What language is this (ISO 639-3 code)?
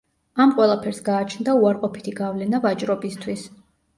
kat